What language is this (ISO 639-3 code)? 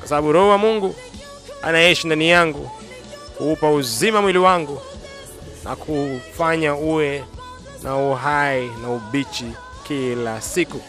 swa